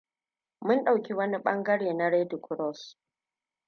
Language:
Hausa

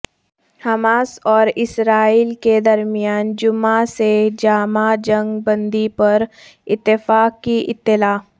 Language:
Urdu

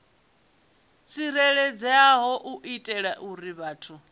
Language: Venda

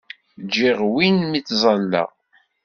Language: Kabyle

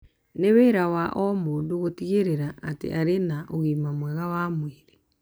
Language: Kikuyu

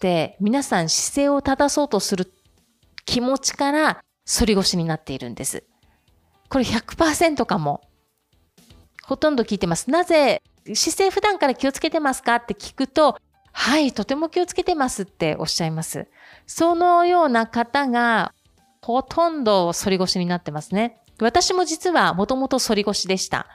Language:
Japanese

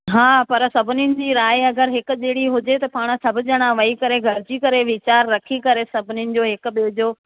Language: Sindhi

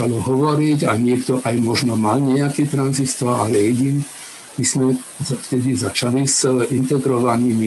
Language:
Slovak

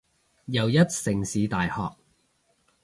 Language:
Cantonese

